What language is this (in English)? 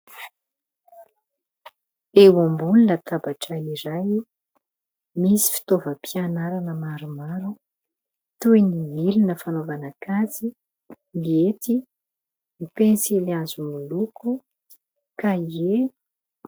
Malagasy